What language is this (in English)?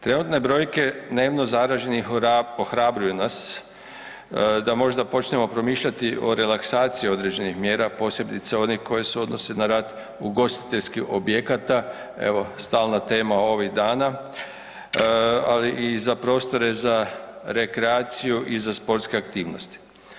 Croatian